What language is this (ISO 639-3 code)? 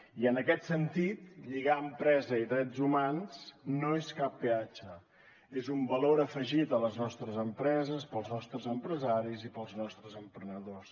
cat